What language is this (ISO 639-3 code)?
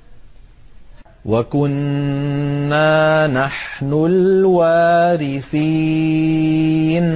ara